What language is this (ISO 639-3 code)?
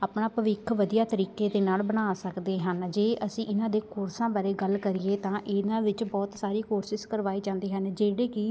pan